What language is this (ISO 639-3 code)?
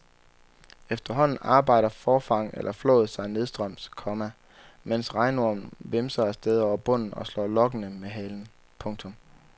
dan